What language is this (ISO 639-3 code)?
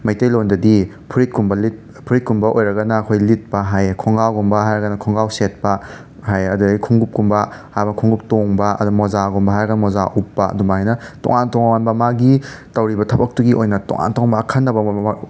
mni